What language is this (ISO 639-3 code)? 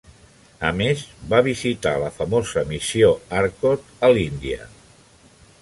cat